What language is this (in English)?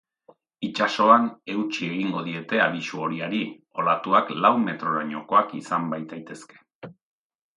Basque